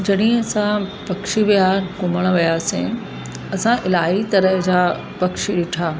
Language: Sindhi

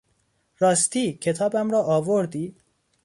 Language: Persian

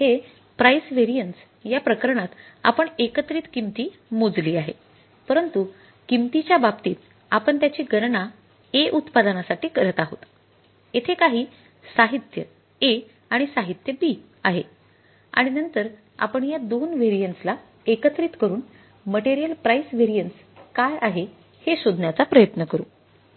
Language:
Marathi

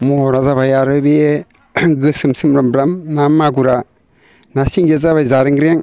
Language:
Bodo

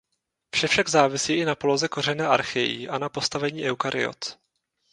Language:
Czech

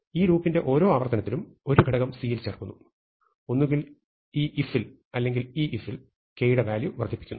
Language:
Malayalam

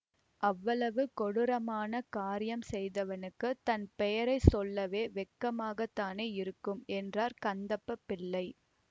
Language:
Tamil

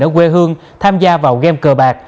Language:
Vietnamese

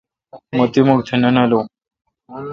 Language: Kalkoti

